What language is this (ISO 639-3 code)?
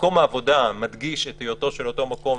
heb